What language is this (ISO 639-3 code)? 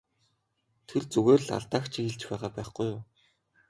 mon